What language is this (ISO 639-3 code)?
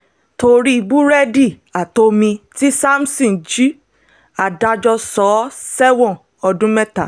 yor